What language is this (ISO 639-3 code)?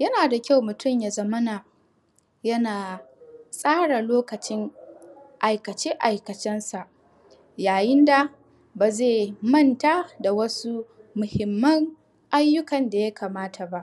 hau